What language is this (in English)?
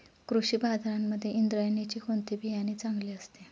Marathi